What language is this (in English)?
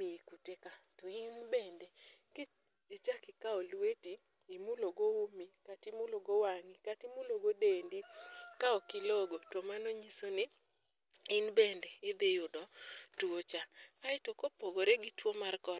Luo (Kenya and Tanzania)